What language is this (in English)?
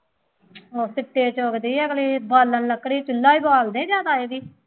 Punjabi